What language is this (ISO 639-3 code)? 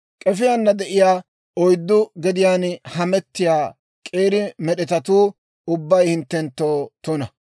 dwr